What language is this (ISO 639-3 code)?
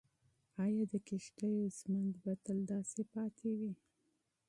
pus